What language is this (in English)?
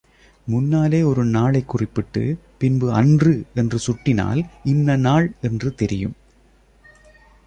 Tamil